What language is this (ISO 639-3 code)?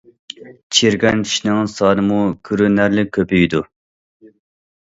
uig